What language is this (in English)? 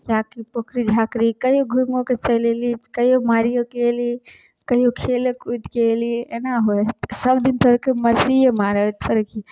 Maithili